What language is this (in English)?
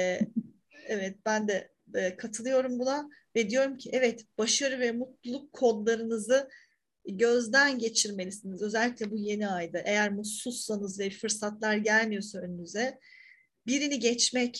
Turkish